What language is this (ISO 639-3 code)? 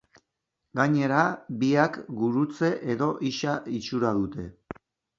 eus